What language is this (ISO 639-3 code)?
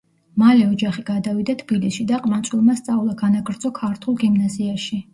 kat